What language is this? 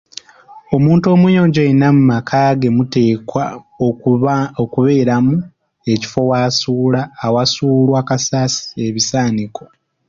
Ganda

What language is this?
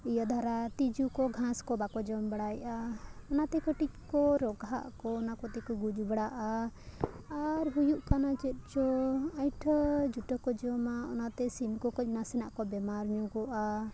Santali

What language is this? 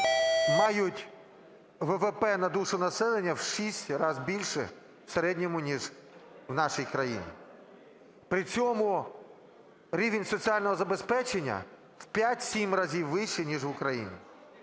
Ukrainian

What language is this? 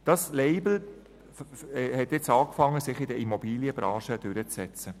Swiss German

